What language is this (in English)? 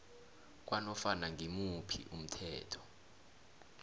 South Ndebele